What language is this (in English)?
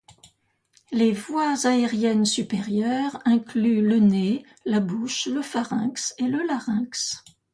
French